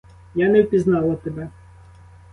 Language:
Ukrainian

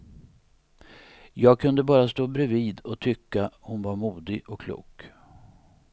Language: Swedish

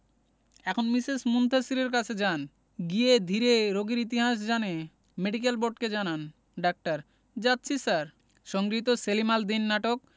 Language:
Bangla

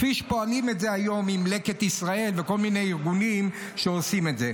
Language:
Hebrew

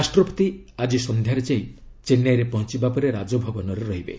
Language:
Odia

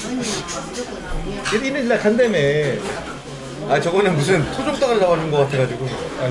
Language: Korean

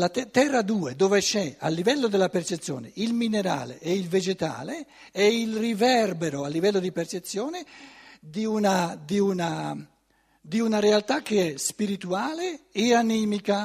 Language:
Italian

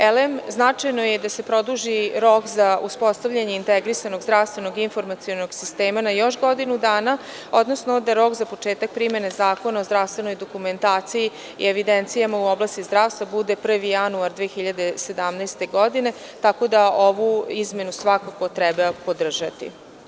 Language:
Serbian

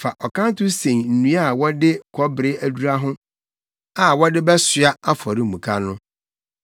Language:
Akan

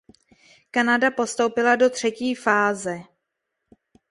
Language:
Czech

